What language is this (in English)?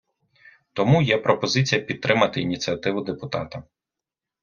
Ukrainian